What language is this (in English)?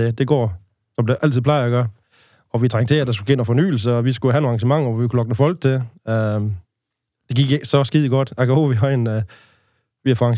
Danish